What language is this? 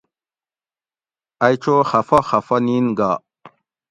Gawri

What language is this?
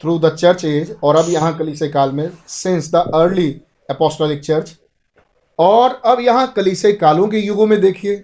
Hindi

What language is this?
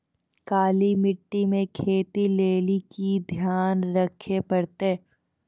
Maithili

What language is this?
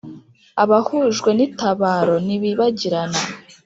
Kinyarwanda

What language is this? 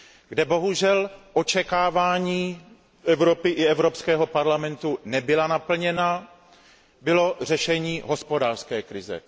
Czech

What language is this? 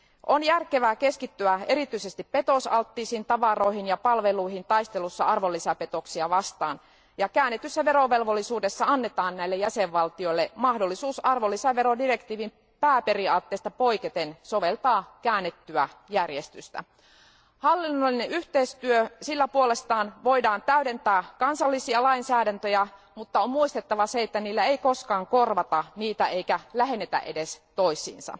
Finnish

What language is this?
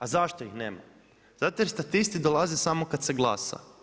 Croatian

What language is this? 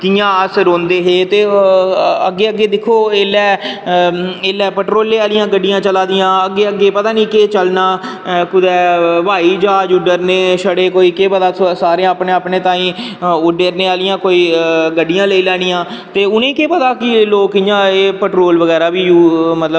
Dogri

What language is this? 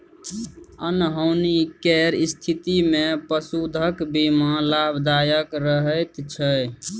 Maithili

